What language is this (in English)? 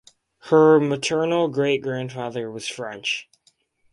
English